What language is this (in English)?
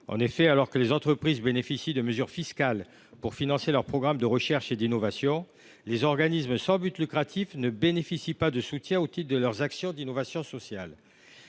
French